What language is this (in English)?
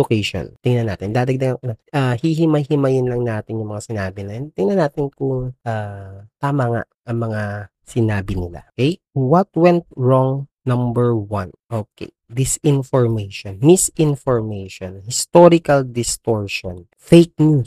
Filipino